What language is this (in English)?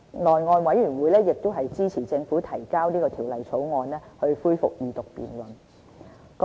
Cantonese